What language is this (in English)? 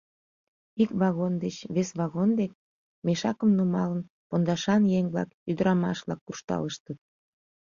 Mari